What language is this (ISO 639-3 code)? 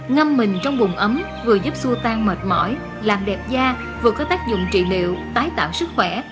vie